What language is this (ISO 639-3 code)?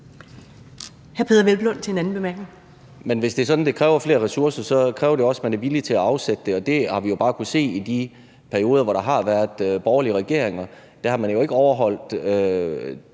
dan